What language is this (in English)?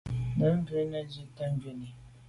Medumba